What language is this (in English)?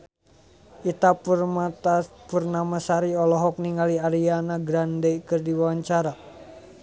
Sundanese